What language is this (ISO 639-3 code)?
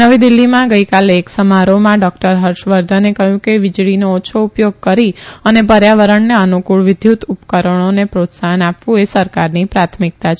guj